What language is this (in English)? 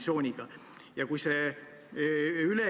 Estonian